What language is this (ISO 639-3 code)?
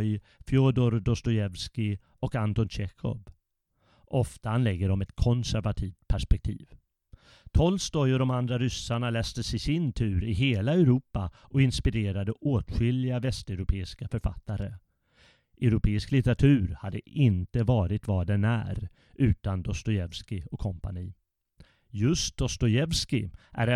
swe